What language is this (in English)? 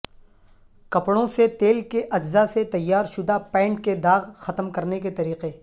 Urdu